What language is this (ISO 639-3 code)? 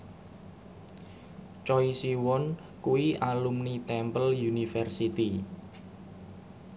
jav